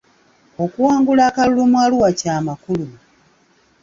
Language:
Ganda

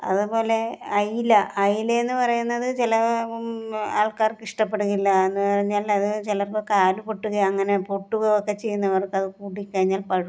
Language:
Malayalam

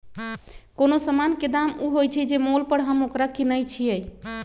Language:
Magahi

